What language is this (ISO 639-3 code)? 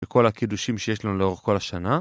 heb